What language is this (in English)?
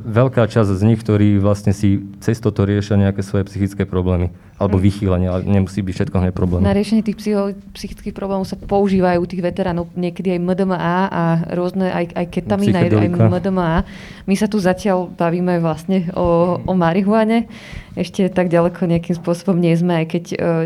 Slovak